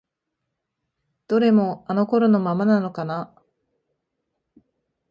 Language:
Japanese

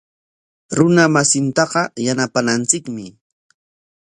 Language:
Corongo Ancash Quechua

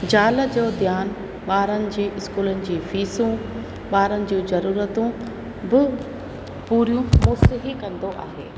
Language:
Sindhi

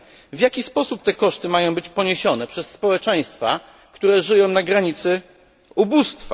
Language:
Polish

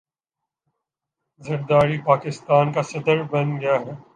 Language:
Urdu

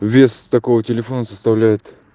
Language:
Russian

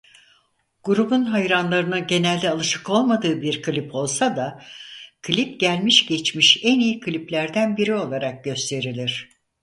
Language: Turkish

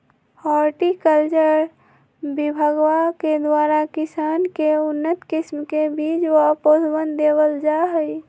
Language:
Magahi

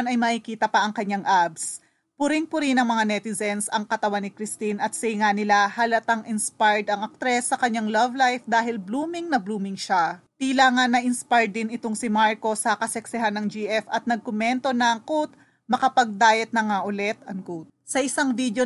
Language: Filipino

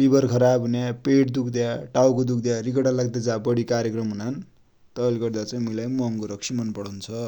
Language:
Dotyali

